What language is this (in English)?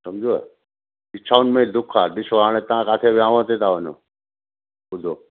Sindhi